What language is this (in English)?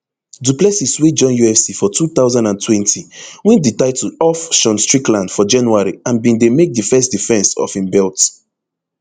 Nigerian Pidgin